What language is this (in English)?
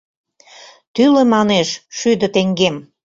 Mari